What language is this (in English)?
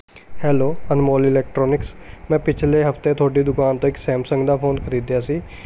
Punjabi